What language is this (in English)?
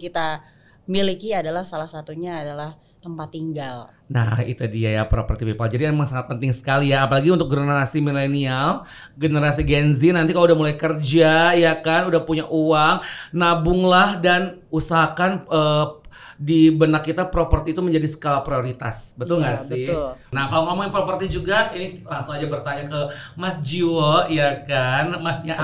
Indonesian